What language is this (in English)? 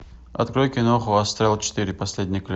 Russian